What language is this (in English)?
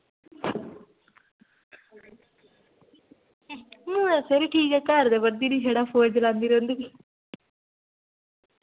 Dogri